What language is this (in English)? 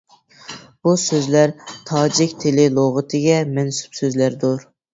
Uyghur